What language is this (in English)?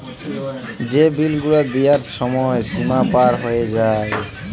Bangla